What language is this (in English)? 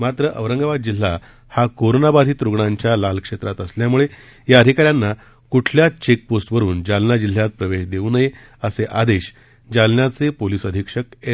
Marathi